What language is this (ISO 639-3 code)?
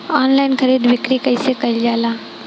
bho